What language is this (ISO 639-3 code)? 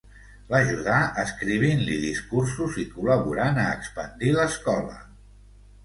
cat